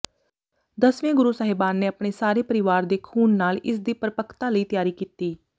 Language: Punjabi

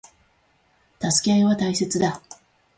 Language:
Japanese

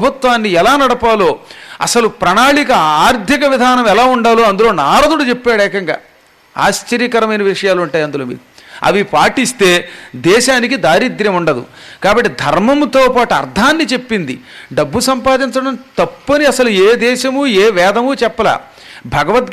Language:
Telugu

